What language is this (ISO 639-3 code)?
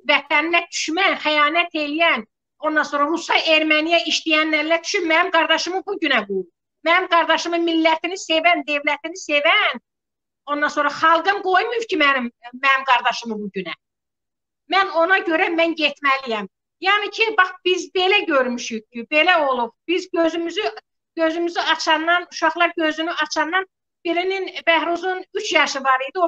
tur